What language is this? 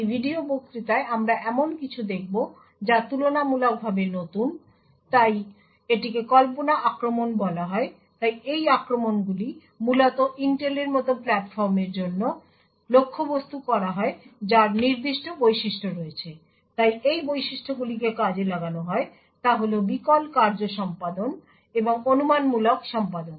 Bangla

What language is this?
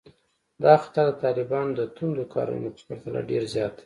Pashto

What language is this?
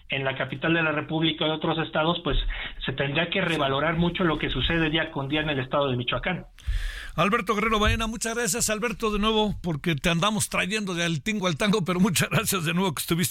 Spanish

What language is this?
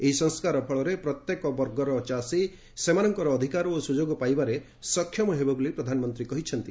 Odia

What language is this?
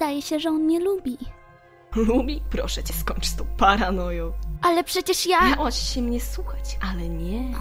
Polish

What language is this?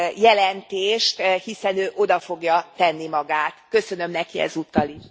Hungarian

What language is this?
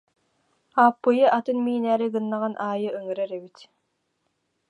Yakut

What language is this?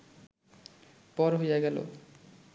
Bangla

